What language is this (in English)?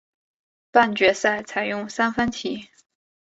Chinese